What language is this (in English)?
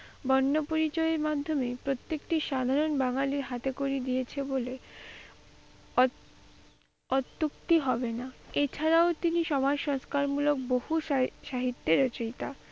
Bangla